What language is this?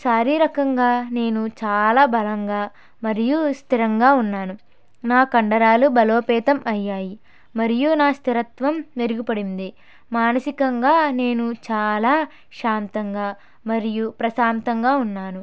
Telugu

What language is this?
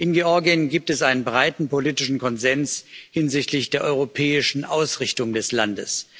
German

